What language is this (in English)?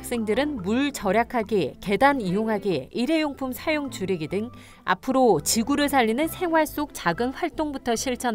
Korean